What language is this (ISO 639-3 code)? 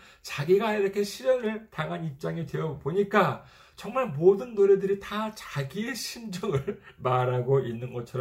kor